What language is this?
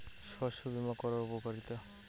Bangla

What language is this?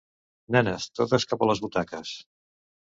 Catalan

